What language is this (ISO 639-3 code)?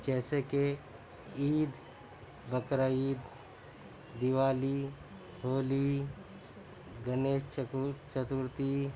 urd